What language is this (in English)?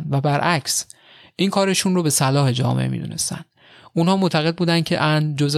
Persian